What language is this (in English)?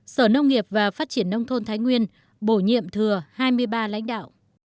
Vietnamese